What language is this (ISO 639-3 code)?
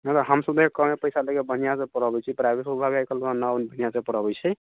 mai